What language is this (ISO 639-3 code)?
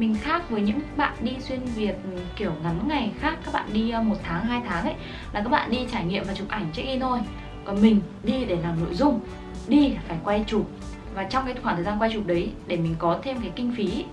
vie